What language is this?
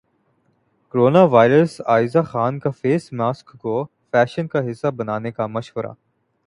Urdu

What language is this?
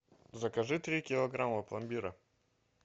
Russian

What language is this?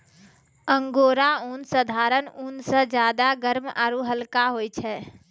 Maithili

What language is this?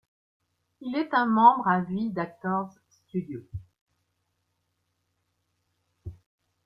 French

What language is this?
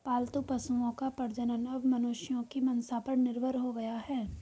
Hindi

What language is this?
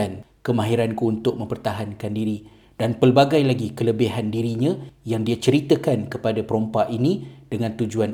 Malay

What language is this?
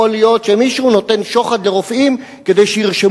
Hebrew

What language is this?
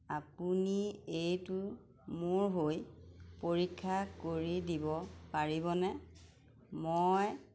Assamese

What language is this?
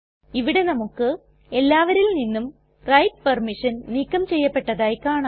Malayalam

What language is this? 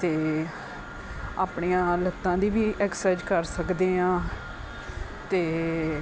Punjabi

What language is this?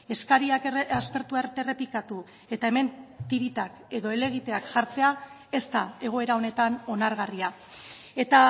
Basque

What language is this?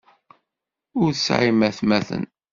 Kabyle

